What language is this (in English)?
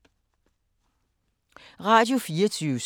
Danish